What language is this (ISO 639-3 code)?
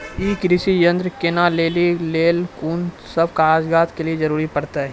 mai